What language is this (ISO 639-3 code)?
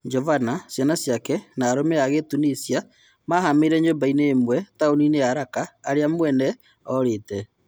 kik